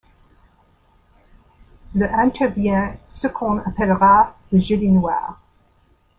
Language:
French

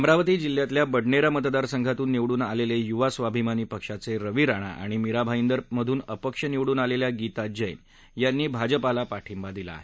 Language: Marathi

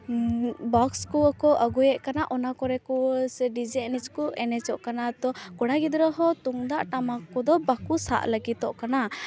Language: Santali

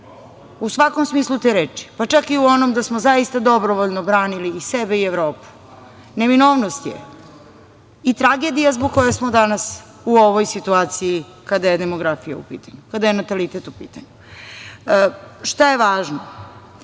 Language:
Serbian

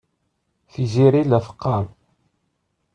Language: Kabyle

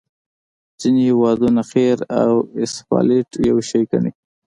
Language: Pashto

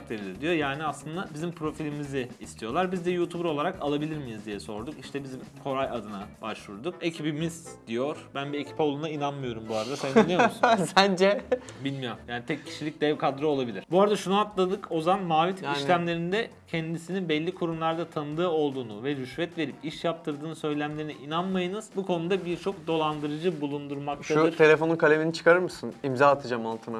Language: Turkish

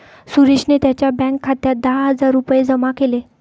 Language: Marathi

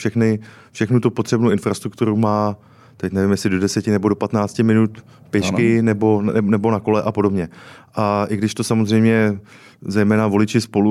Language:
Czech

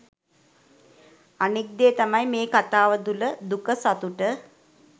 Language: Sinhala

